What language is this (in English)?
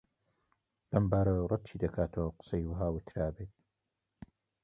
Central Kurdish